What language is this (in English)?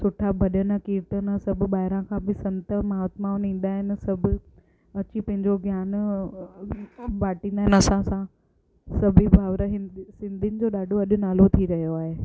Sindhi